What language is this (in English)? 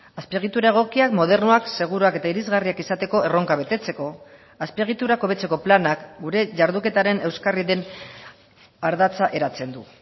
Basque